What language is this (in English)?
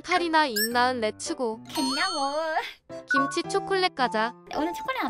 Korean